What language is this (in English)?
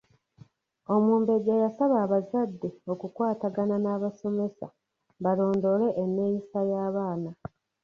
Ganda